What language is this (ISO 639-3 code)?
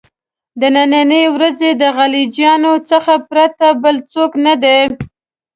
pus